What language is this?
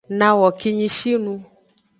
Aja (Benin)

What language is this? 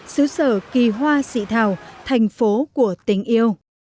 Vietnamese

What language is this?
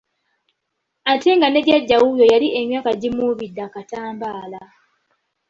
Ganda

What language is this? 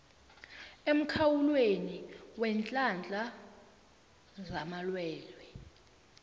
South Ndebele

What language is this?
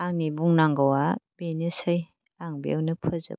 Bodo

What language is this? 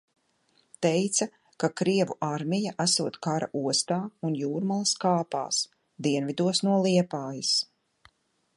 Latvian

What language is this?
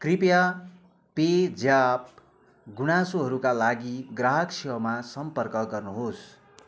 Nepali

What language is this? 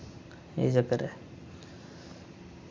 Dogri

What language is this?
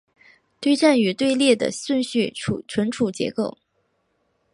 Chinese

